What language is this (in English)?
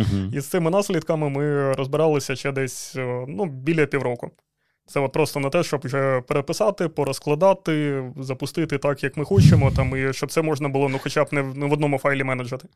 Ukrainian